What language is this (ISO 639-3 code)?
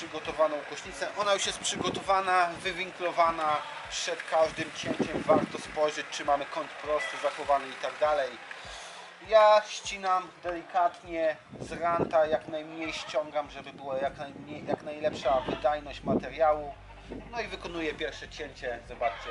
pol